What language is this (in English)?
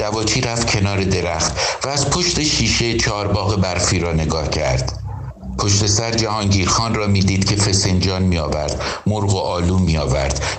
Persian